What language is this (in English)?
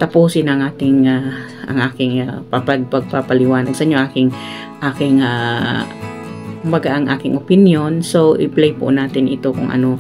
Filipino